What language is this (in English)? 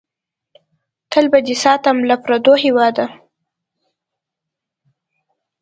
Pashto